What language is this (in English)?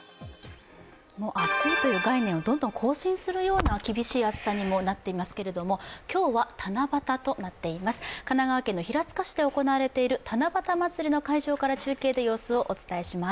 Japanese